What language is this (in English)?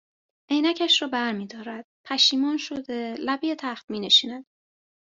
Persian